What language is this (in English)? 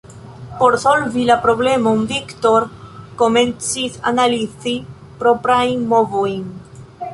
Esperanto